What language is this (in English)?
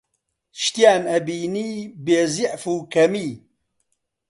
Central Kurdish